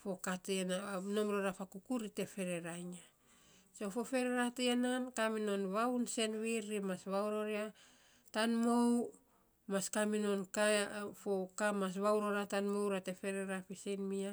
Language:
Saposa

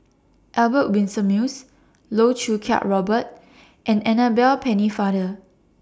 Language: English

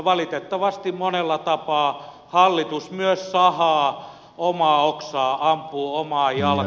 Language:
Finnish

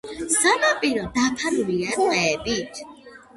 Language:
Georgian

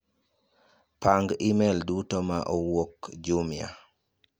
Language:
Luo (Kenya and Tanzania)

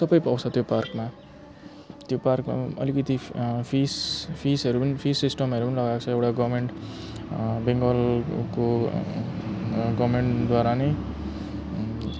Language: Nepali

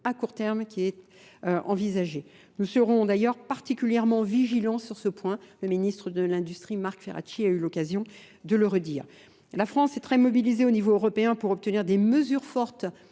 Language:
French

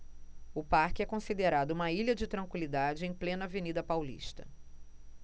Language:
Portuguese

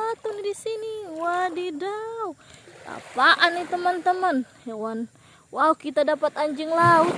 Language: Indonesian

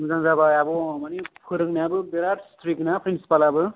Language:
Bodo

